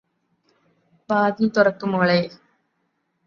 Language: Malayalam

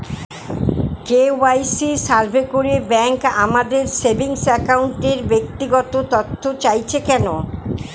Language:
Bangla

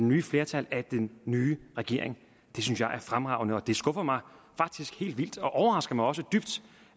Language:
Danish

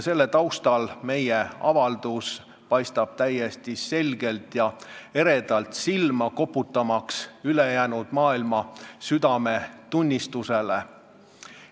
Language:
Estonian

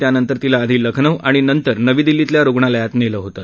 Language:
Marathi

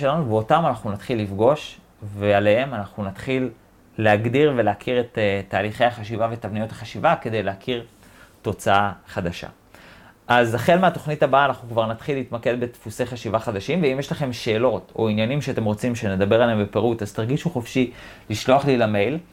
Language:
Hebrew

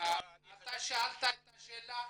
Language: Hebrew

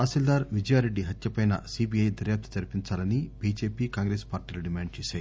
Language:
Telugu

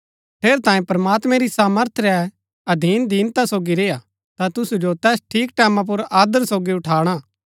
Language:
Gaddi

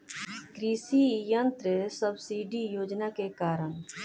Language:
Bhojpuri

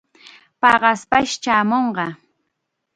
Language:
Chiquián Ancash Quechua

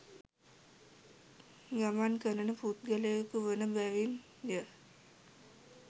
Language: Sinhala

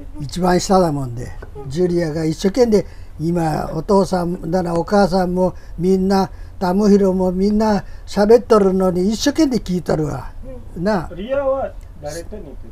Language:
Japanese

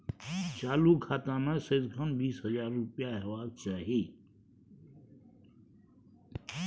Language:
Maithili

